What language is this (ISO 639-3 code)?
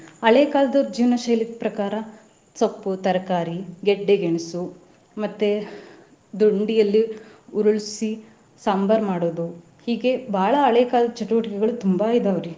kan